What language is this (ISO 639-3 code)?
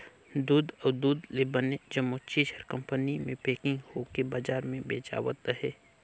hne